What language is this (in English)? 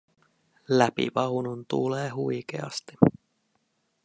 Finnish